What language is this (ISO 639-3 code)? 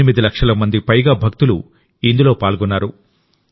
tel